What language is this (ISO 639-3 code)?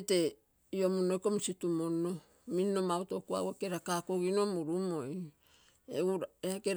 buo